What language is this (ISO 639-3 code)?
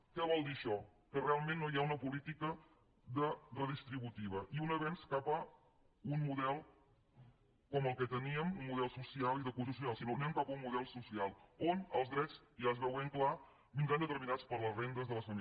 cat